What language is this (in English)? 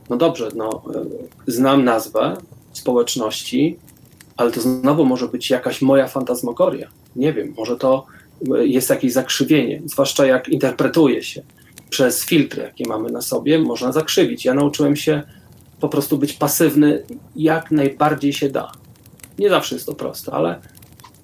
Polish